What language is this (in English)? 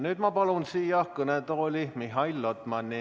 Estonian